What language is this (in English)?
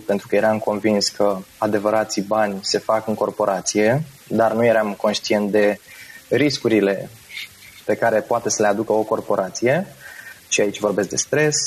Romanian